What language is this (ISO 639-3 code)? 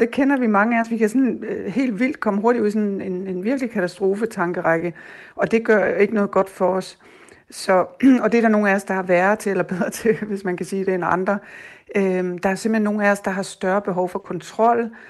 dan